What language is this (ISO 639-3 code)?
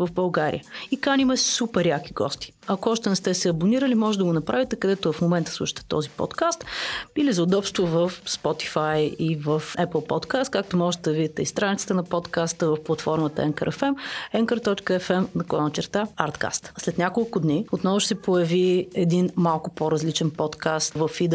bul